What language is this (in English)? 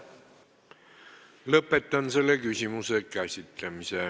Estonian